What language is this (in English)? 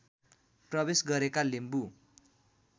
Nepali